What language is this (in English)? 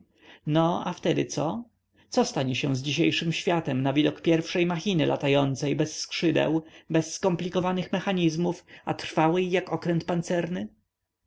Polish